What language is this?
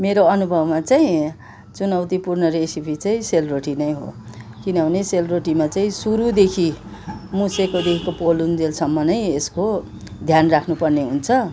Nepali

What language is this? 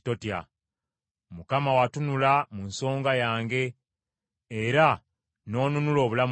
Ganda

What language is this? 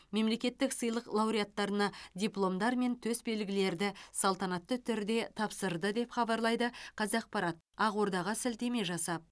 Kazakh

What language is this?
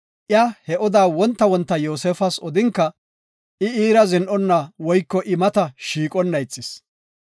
Gofa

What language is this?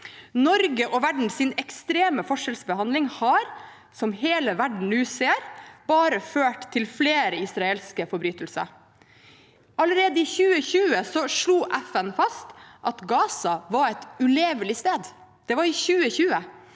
Norwegian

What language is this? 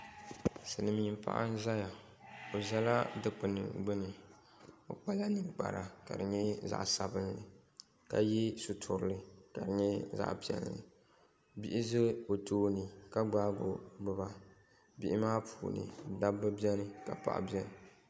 Dagbani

